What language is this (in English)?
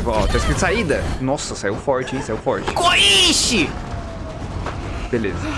Portuguese